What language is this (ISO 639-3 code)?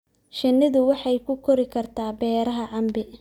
som